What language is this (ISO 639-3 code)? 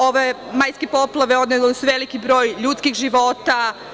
srp